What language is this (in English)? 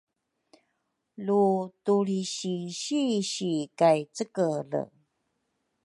Rukai